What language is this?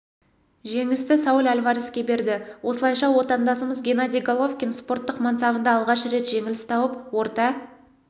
Kazakh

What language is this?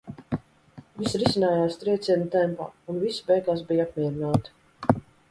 Latvian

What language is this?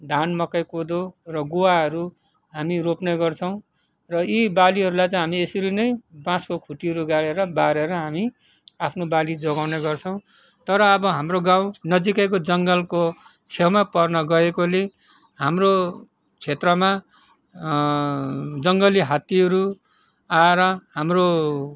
Nepali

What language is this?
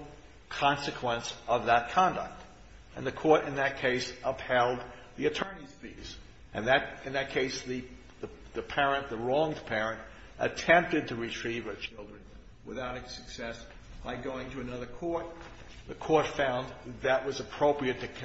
English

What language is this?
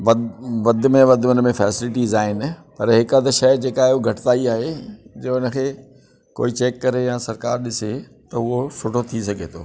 Sindhi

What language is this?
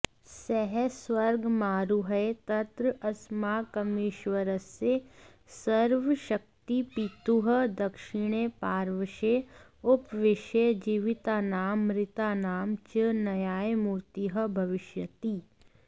Sanskrit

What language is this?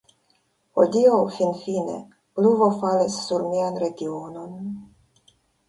Esperanto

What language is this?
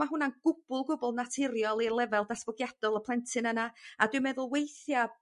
Welsh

